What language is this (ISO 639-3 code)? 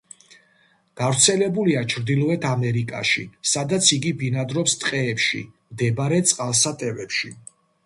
kat